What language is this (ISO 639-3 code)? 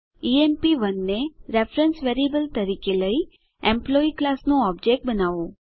guj